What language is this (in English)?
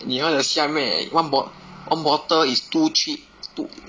English